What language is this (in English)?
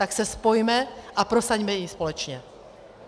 Czech